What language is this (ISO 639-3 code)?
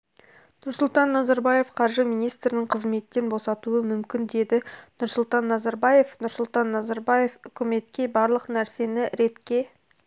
kaz